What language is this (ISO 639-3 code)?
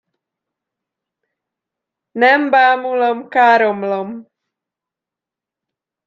hun